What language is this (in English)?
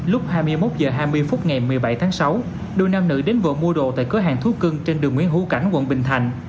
Vietnamese